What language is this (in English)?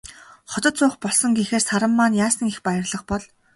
Mongolian